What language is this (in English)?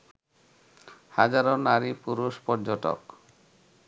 Bangla